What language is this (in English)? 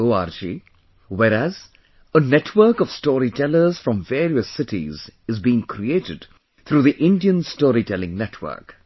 English